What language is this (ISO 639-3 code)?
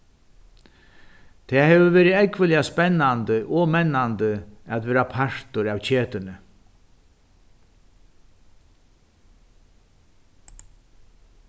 fao